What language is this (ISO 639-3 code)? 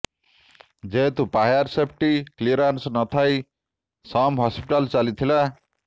ori